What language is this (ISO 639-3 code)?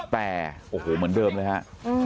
tha